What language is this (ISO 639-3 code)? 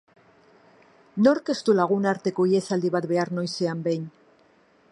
eus